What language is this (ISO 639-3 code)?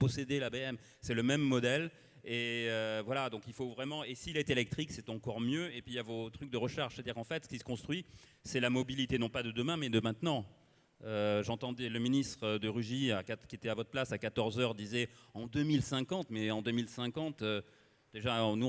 fra